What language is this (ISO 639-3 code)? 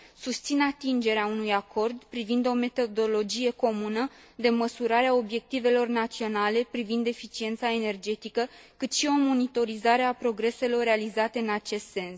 ron